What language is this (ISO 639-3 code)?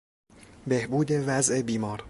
fas